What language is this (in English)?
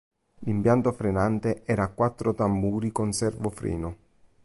Italian